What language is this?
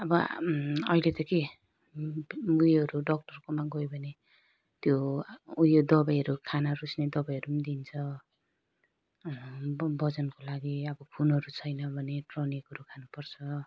Nepali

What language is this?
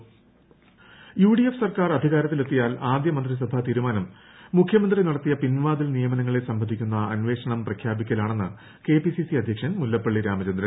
Malayalam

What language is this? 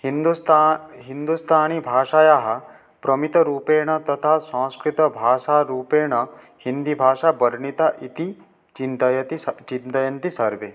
Sanskrit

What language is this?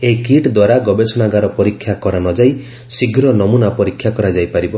Odia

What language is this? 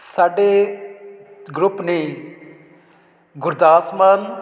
Punjabi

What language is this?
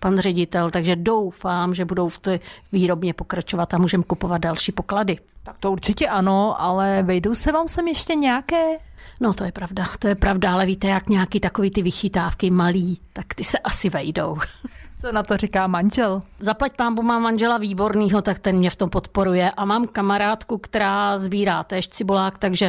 Czech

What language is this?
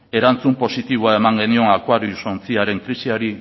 Basque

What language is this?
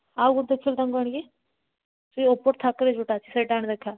Odia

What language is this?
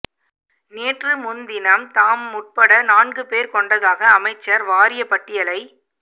Tamil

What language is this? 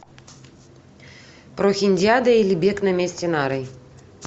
Russian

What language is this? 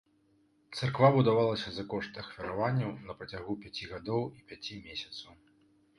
Belarusian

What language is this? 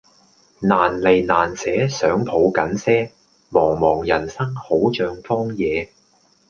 Cantonese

